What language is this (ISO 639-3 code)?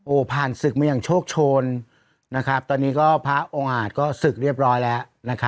tha